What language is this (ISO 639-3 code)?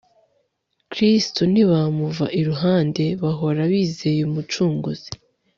kin